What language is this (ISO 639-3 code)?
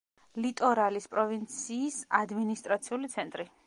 kat